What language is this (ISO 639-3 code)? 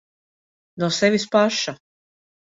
lav